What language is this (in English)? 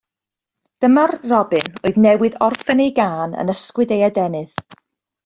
Welsh